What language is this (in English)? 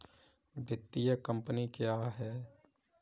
Hindi